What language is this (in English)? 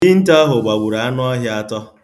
Igbo